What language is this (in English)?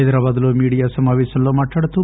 Telugu